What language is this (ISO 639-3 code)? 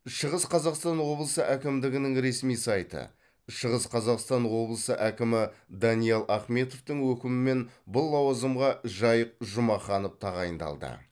kaz